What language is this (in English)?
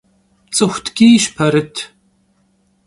Kabardian